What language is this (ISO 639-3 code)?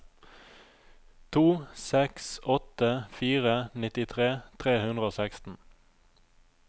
nor